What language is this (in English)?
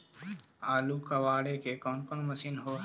Magahi